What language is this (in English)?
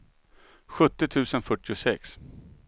Swedish